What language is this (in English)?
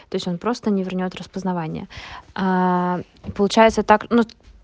Russian